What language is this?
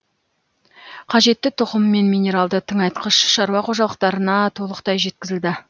Kazakh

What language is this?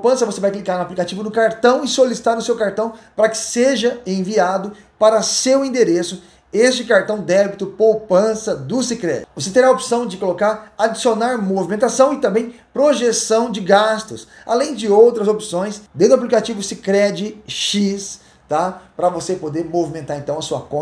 Portuguese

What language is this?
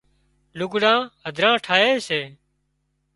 Wadiyara Koli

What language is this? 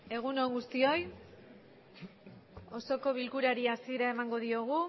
Basque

